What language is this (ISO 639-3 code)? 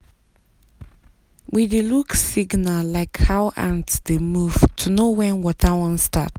pcm